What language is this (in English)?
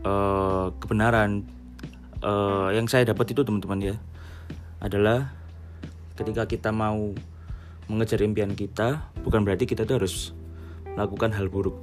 Indonesian